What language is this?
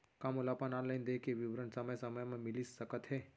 Chhattisgarhi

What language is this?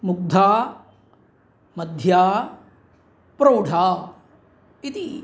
Sanskrit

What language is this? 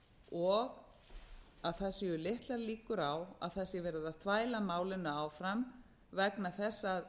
Icelandic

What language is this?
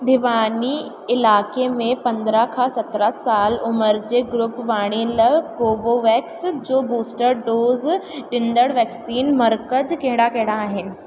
Sindhi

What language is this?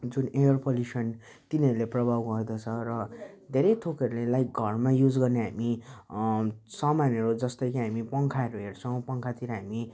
Nepali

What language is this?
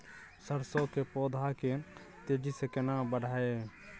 Maithili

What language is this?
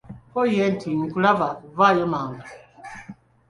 Ganda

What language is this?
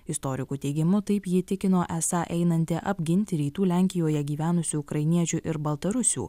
Lithuanian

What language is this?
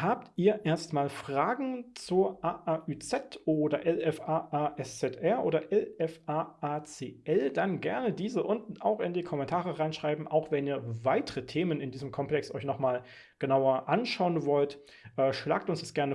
German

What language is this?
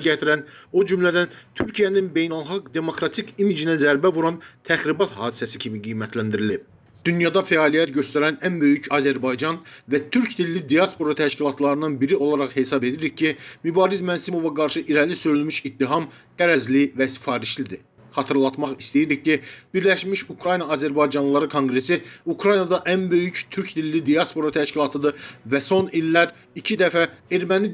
Turkish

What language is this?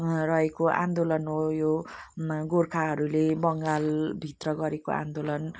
Nepali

